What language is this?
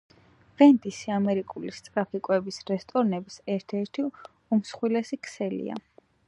Georgian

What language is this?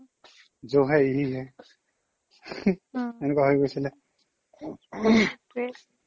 Assamese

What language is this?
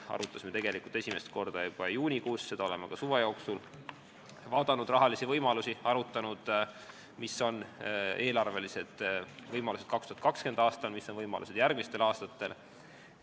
Estonian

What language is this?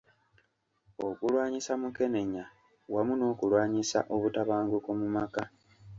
Ganda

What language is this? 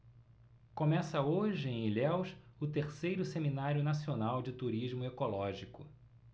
Portuguese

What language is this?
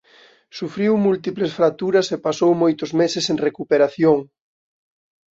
Galician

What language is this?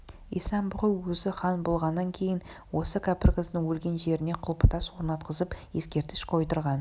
Kazakh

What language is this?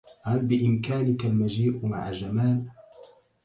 Arabic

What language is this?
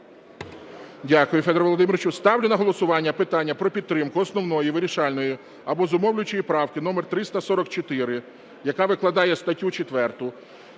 Ukrainian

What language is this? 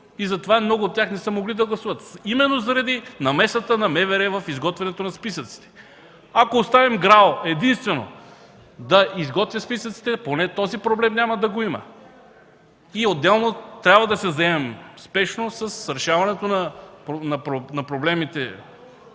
Bulgarian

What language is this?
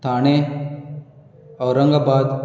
Konkani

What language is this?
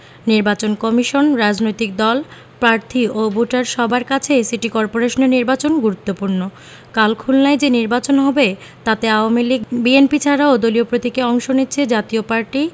Bangla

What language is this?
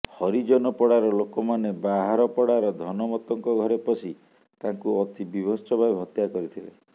Odia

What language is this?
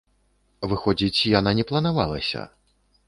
Belarusian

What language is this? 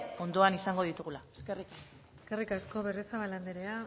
Basque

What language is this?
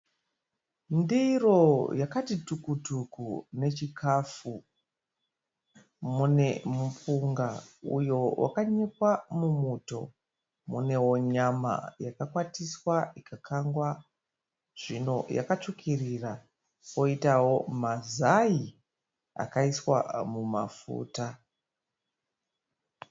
Shona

